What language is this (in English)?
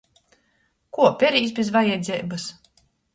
Latgalian